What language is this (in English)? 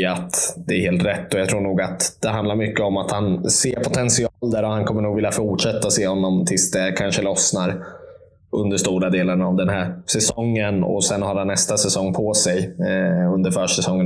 Swedish